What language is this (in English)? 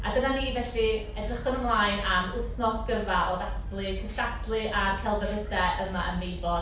Welsh